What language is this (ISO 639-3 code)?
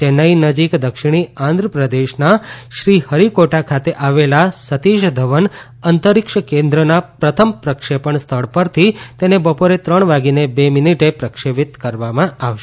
guj